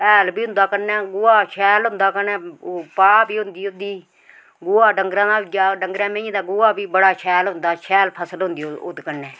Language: Dogri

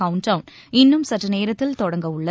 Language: Tamil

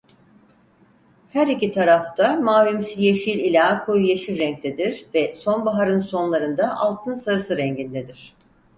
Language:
Turkish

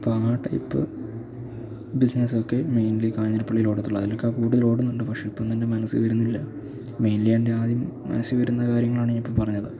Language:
Malayalam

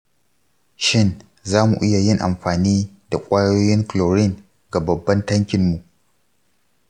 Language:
Hausa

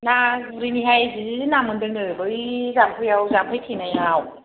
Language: Bodo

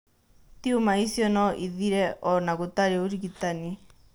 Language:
Kikuyu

